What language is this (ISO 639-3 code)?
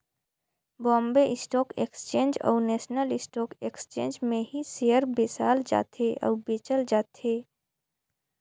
hne